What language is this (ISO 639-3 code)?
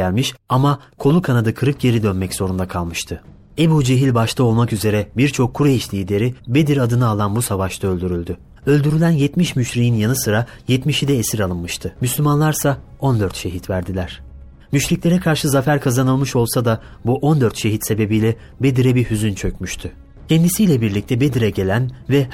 tur